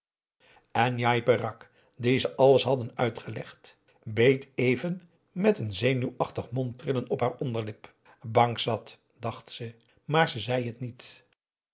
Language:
Dutch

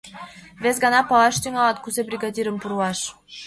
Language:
Mari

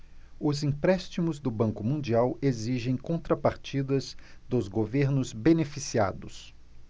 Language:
Portuguese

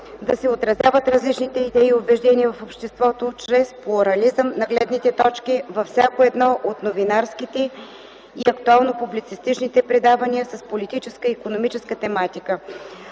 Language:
Bulgarian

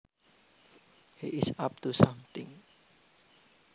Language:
Javanese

